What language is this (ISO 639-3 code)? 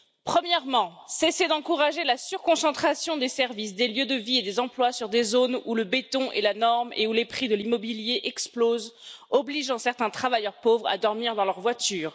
fra